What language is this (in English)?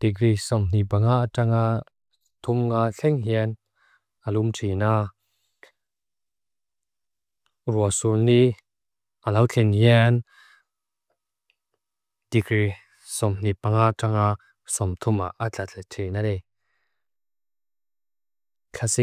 Mizo